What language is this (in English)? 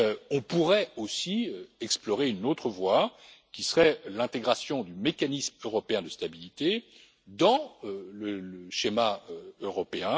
French